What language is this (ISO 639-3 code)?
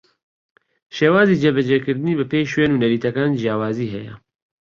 ckb